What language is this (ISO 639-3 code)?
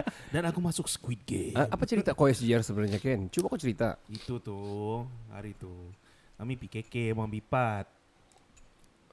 msa